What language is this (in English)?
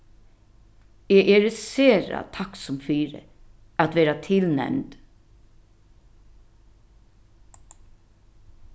Faroese